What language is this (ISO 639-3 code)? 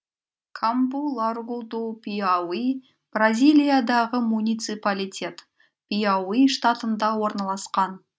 kaz